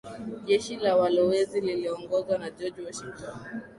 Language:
Swahili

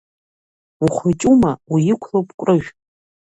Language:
Abkhazian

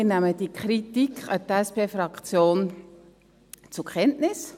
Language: Swiss German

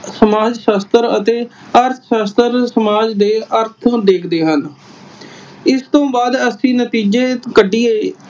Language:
Punjabi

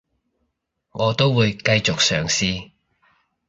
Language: Cantonese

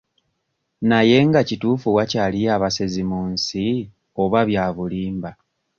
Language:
Ganda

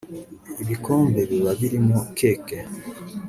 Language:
Kinyarwanda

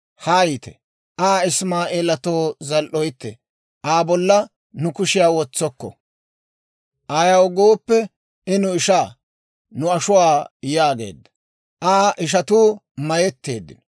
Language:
Dawro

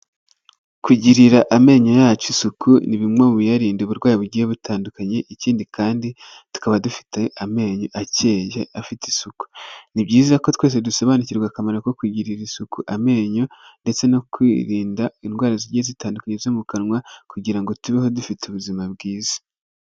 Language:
Kinyarwanda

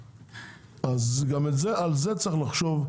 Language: Hebrew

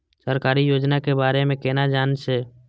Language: Maithili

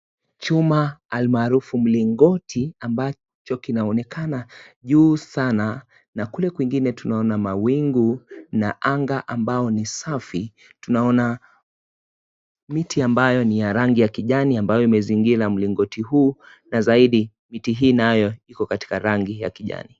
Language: Swahili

